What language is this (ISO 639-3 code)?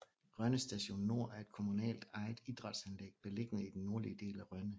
dan